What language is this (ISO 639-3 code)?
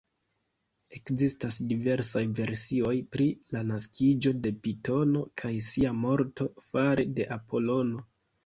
epo